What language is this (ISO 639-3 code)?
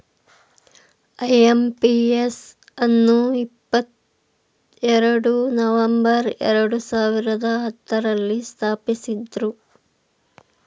kan